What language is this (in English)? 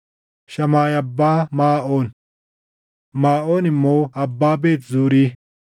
Oromo